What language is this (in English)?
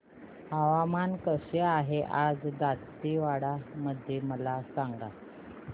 Marathi